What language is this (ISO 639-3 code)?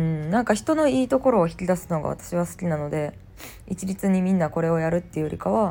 jpn